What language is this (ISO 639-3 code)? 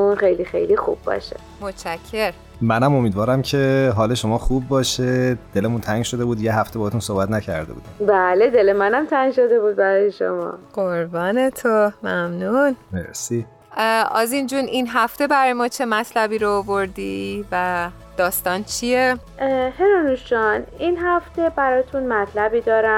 fas